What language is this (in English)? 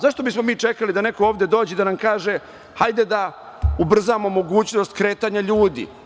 Serbian